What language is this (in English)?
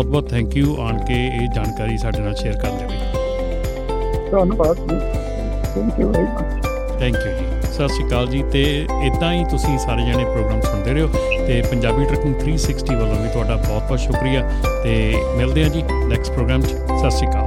Punjabi